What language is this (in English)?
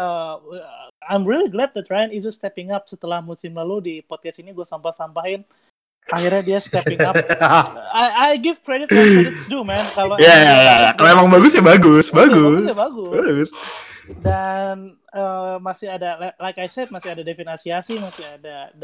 Indonesian